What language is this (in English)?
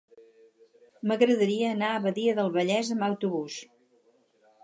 Catalan